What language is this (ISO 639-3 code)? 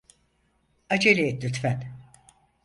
tur